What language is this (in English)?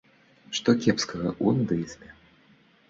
Belarusian